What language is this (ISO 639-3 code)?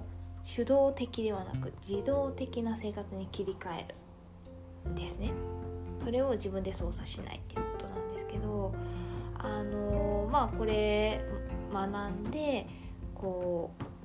jpn